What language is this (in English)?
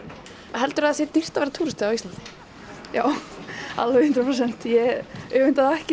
Icelandic